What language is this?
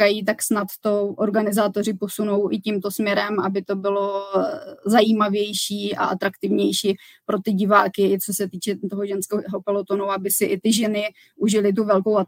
Czech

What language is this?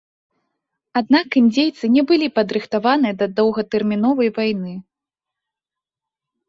Belarusian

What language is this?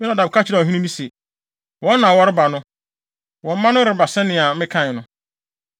Akan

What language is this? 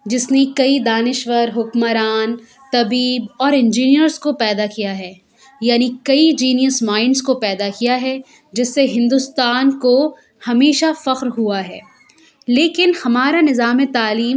Urdu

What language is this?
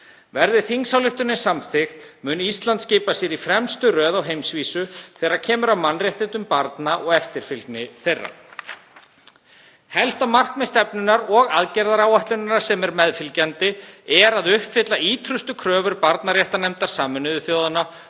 Icelandic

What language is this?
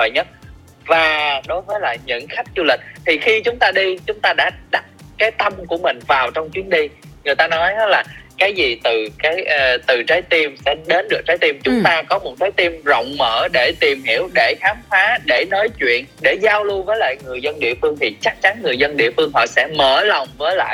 Vietnamese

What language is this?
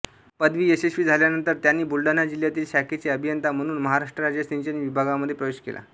Marathi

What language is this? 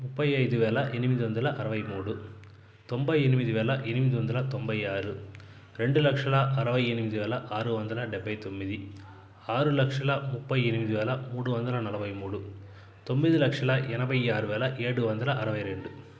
Telugu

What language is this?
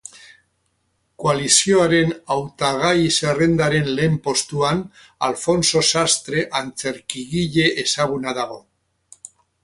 Basque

